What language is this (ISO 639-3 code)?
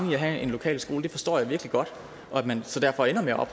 dan